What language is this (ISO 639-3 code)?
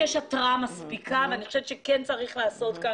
heb